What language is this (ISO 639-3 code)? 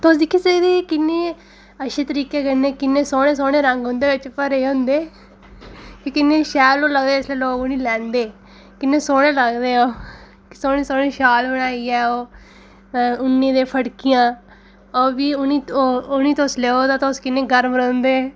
doi